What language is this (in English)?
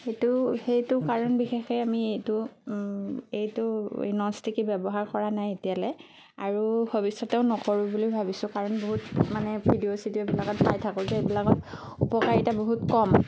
Assamese